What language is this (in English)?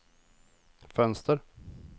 Swedish